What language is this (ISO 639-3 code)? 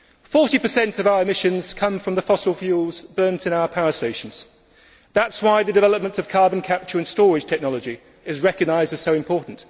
eng